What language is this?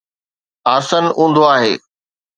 Sindhi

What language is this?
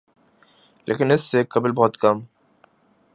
Urdu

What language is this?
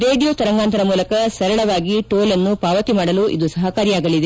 Kannada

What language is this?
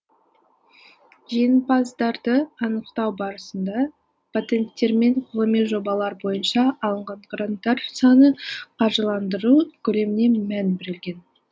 Kazakh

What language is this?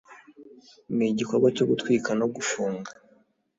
Kinyarwanda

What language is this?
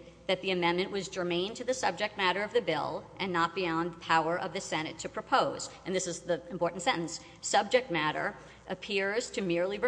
English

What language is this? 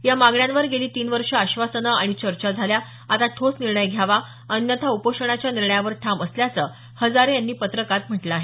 Marathi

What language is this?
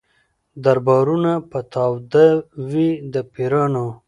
Pashto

